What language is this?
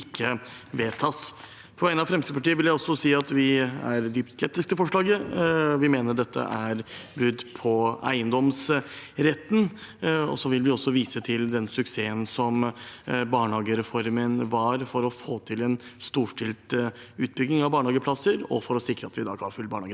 Norwegian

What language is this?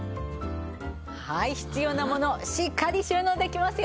Japanese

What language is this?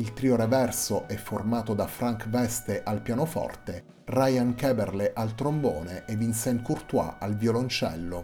Italian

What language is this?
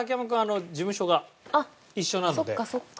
Japanese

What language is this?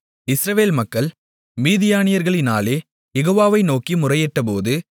Tamil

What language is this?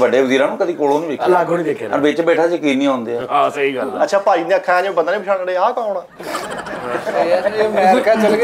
Hindi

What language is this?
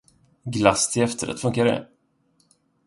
Swedish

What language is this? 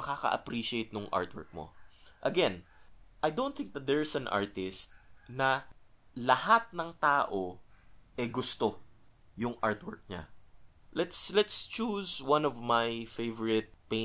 Filipino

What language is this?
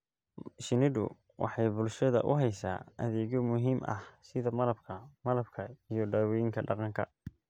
Somali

